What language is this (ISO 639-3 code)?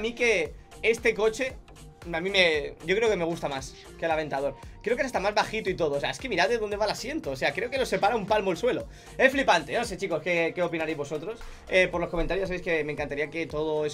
spa